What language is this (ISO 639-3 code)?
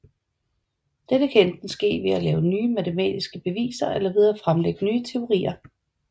dan